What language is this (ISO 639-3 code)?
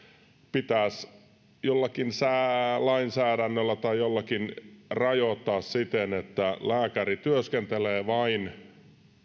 fin